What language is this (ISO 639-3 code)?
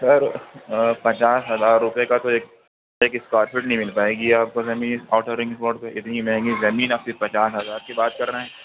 urd